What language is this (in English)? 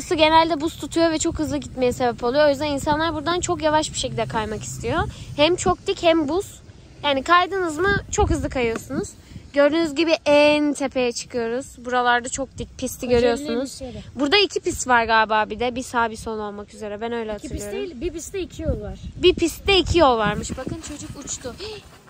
Turkish